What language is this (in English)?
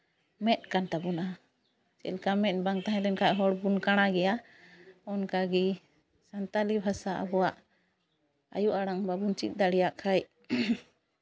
Santali